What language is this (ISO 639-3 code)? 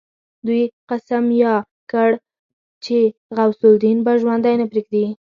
pus